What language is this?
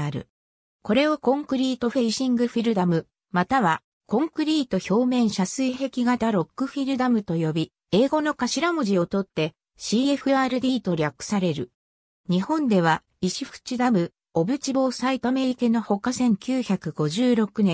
Japanese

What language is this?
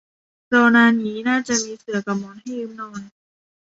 Thai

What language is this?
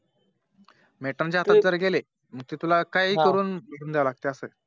Marathi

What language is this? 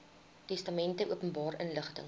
Afrikaans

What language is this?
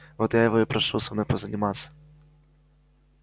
Russian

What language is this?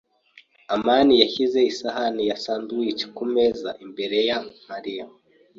Kinyarwanda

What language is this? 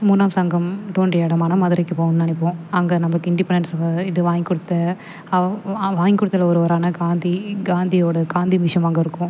Tamil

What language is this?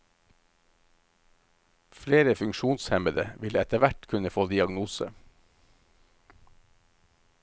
Norwegian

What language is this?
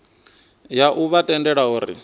Venda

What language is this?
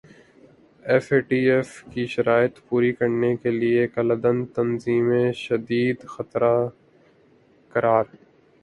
Urdu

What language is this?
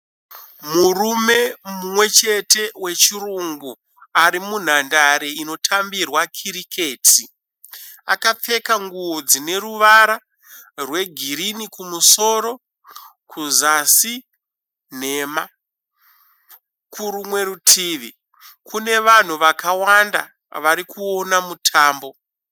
Shona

